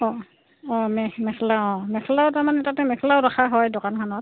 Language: Assamese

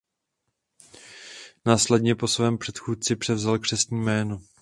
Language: Czech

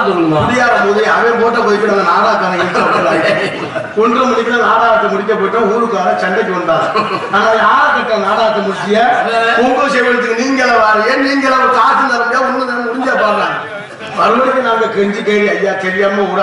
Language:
Arabic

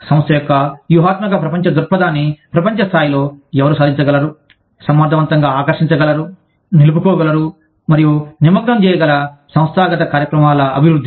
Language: Telugu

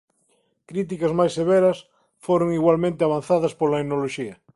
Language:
Galician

